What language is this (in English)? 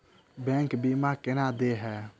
Maithili